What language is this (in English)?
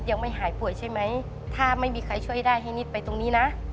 Thai